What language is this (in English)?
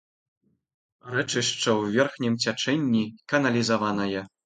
Belarusian